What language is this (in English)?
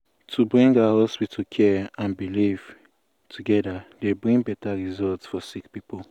Nigerian Pidgin